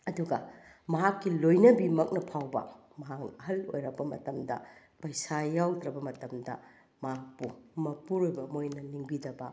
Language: Manipuri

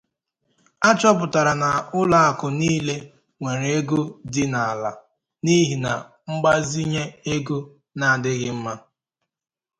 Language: Igbo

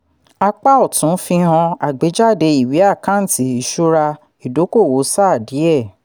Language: Yoruba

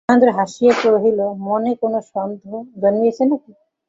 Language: Bangla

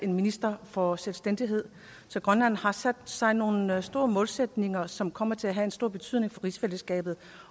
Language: Danish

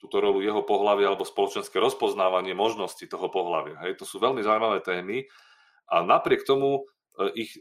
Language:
Slovak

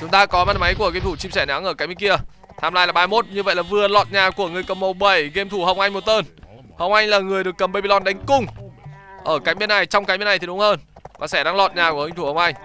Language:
Vietnamese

